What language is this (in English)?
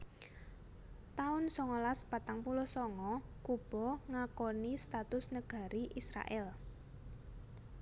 Javanese